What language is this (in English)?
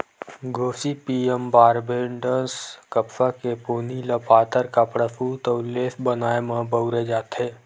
Chhattisgarhi